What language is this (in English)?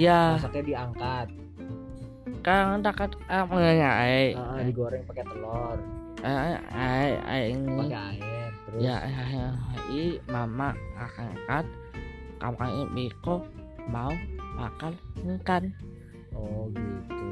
Indonesian